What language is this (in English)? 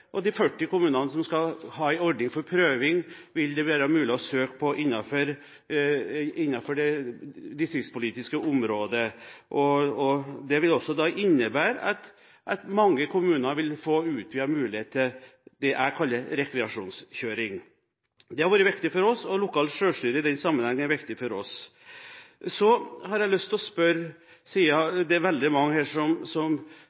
Norwegian Bokmål